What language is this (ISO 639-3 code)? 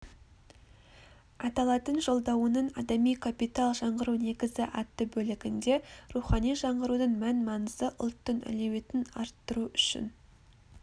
kaz